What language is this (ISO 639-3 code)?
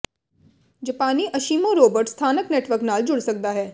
pan